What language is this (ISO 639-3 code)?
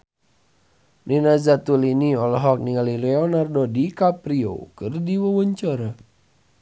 sun